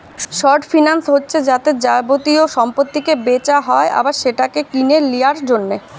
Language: Bangla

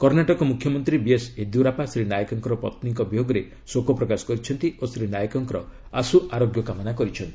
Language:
Odia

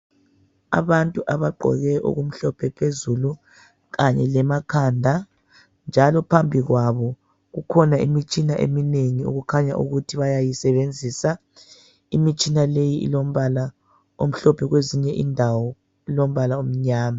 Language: North Ndebele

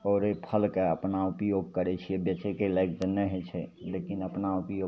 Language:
Maithili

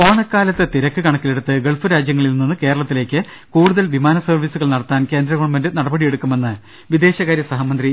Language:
Malayalam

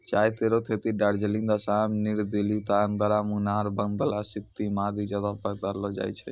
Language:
Maithili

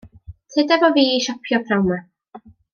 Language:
Welsh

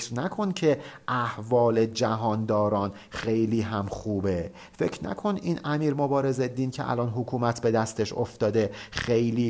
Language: Persian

